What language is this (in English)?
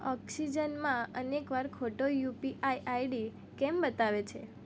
Gujarati